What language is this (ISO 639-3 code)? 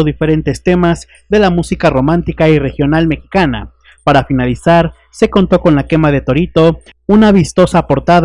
spa